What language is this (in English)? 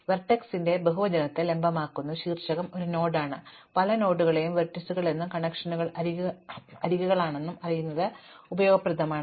Malayalam